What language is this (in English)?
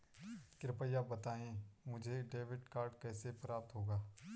Hindi